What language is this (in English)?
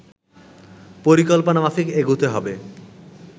Bangla